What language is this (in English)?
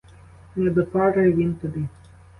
Ukrainian